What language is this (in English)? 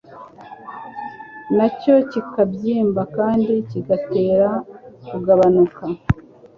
Kinyarwanda